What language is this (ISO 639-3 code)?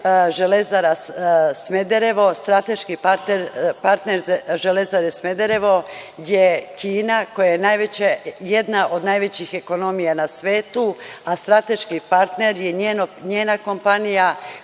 srp